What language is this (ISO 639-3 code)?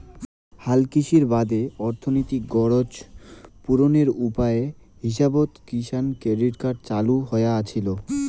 ben